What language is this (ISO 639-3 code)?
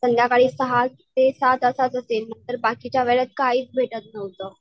mar